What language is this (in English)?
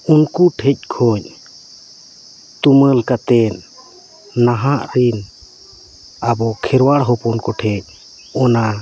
Santali